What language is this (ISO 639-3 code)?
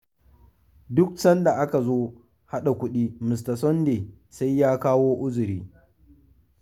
hau